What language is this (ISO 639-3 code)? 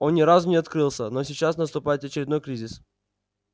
rus